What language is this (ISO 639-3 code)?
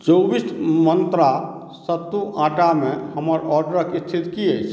mai